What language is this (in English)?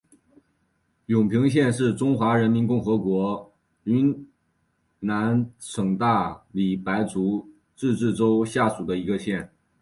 Chinese